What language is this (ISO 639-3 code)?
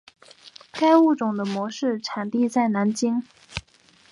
zho